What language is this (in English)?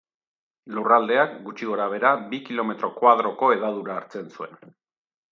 Basque